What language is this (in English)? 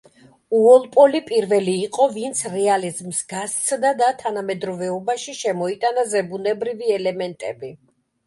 Georgian